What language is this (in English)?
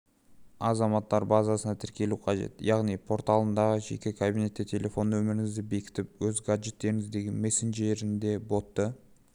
Kazakh